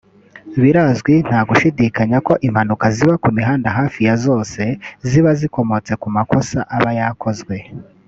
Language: Kinyarwanda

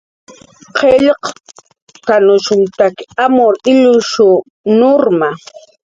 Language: Jaqaru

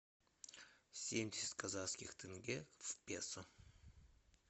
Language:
Russian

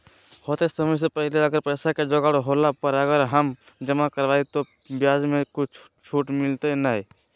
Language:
Magahi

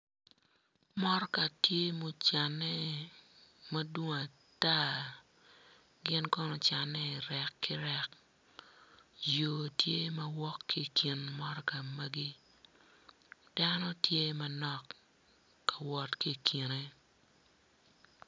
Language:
Acoli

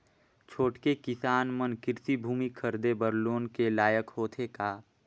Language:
Chhattisgarhi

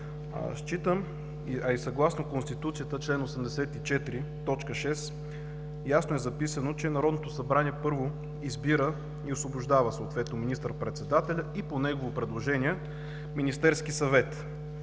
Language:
Bulgarian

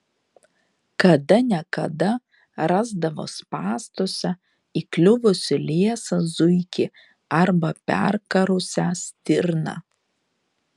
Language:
Lithuanian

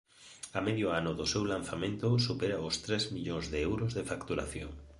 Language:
Galician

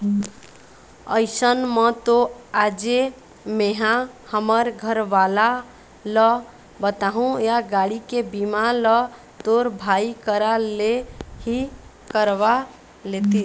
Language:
Chhattisgarhi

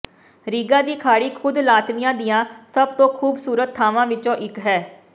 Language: Punjabi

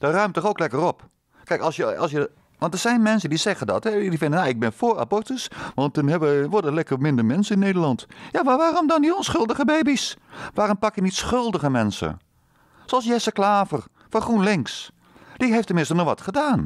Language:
Dutch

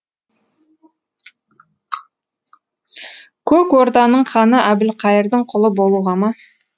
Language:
Kazakh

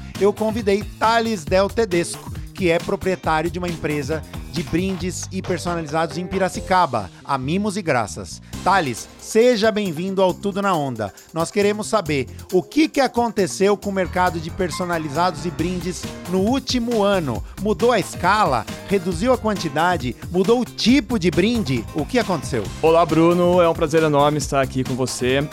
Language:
Portuguese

